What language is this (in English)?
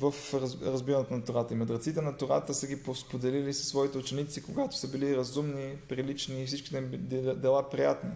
Bulgarian